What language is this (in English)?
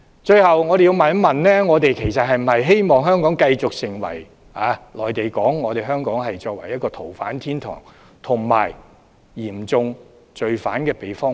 Cantonese